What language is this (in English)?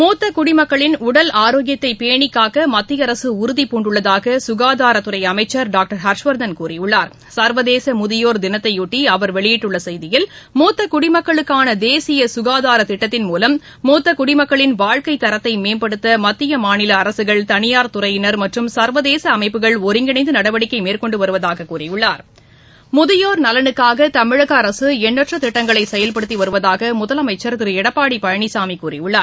Tamil